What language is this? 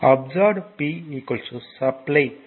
Tamil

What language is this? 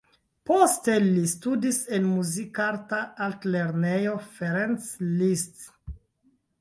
Esperanto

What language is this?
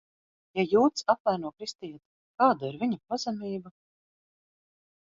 Latvian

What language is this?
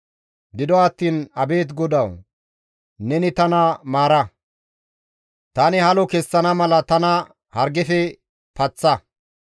Gamo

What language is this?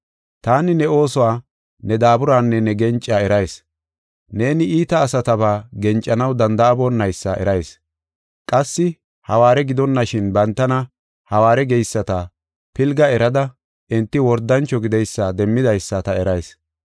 Gofa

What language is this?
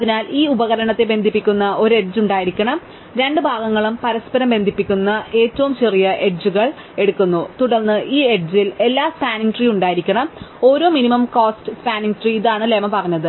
Malayalam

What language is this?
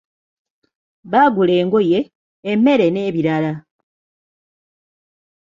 Ganda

